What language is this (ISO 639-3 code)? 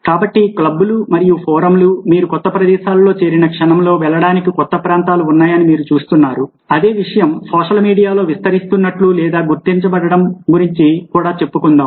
tel